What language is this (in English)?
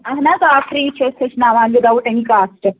Kashmiri